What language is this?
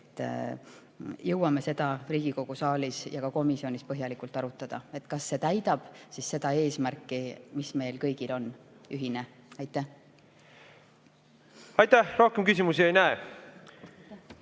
Estonian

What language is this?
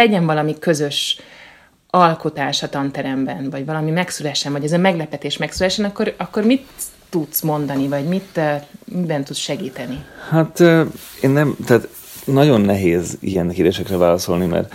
Hungarian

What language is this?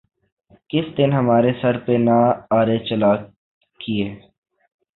Urdu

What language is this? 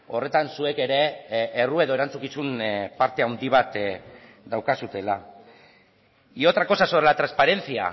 Basque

